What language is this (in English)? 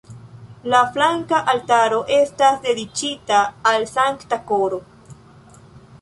Esperanto